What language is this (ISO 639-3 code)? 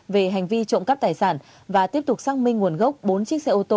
vie